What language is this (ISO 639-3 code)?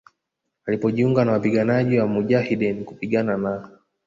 swa